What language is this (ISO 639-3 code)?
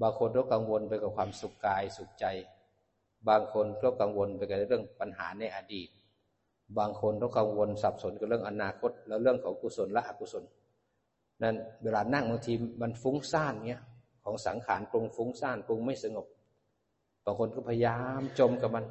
tha